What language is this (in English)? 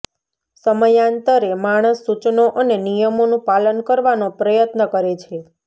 Gujarati